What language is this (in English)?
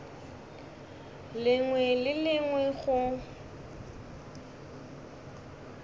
Northern Sotho